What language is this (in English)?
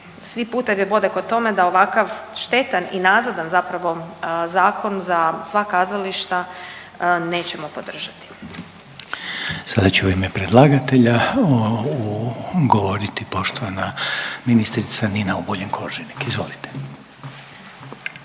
Croatian